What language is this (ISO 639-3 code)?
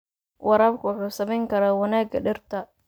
som